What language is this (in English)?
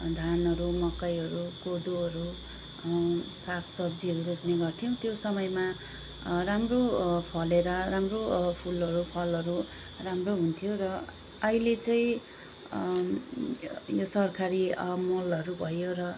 Nepali